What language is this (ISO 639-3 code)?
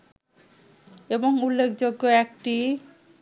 ben